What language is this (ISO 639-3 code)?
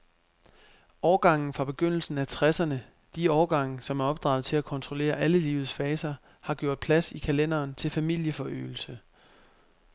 dan